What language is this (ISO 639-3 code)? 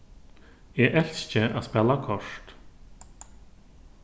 fao